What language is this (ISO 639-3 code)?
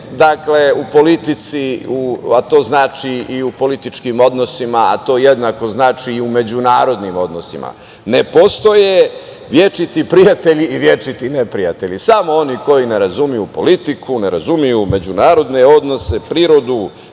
srp